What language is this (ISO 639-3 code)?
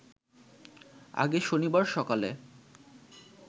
ben